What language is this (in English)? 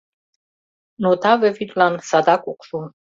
Mari